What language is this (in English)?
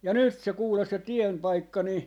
Finnish